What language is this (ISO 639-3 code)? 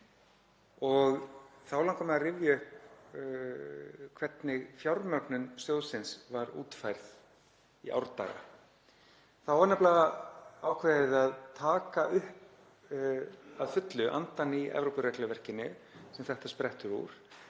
isl